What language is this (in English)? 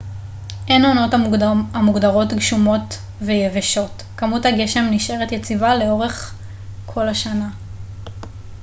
Hebrew